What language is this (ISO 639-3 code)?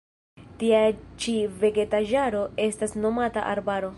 epo